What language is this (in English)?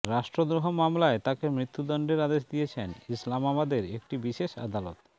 Bangla